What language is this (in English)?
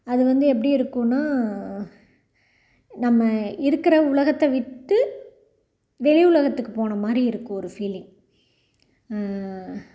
Tamil